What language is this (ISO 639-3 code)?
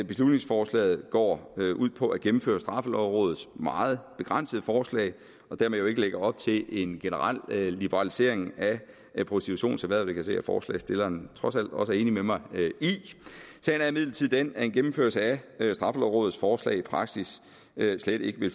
dan